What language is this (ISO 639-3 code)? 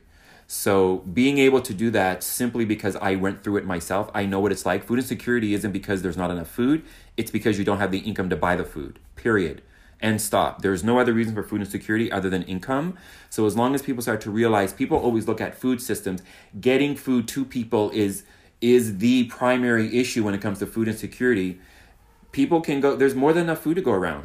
eng